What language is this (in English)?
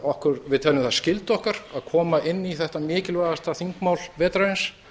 Icelandic